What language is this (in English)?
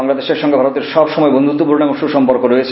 Bangla